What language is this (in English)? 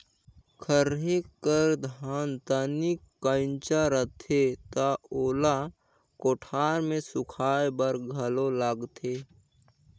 Chhattisgarhi